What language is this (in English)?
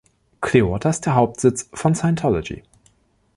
German